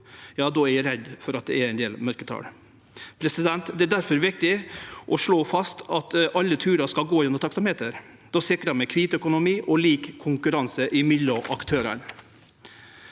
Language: Norwegian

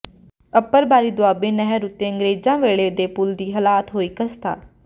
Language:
Punjabi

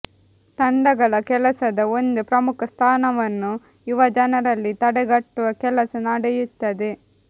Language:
Kannada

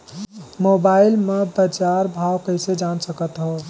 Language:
Chhattisgarhi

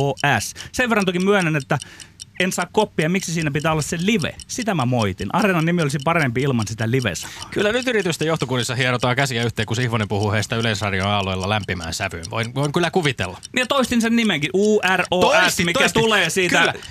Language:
Finnish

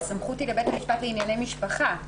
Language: Hebrew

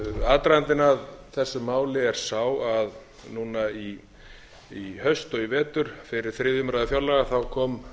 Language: Icelandic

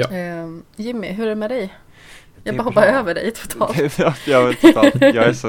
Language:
Swedish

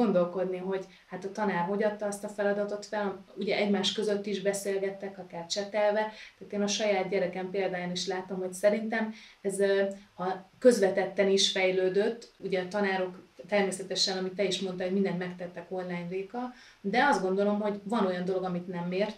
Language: Hungarian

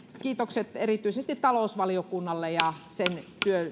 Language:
Finnish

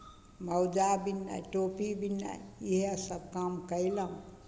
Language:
Maithili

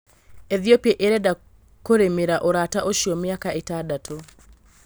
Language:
Kikuyu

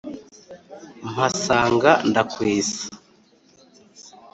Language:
Kinyarwanda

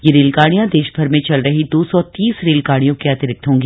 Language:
Hindi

